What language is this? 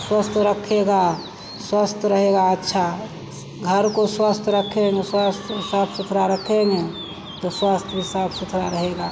Hindi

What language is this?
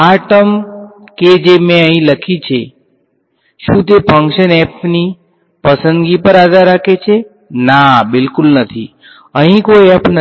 Gujarati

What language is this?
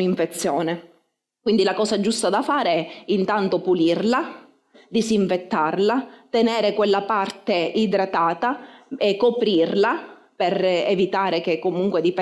Italian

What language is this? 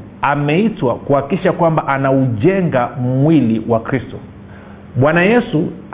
Swahili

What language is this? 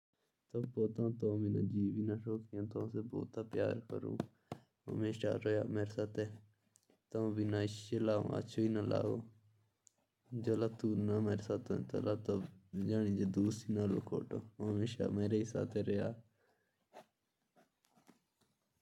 Jaunsari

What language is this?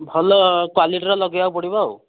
Odia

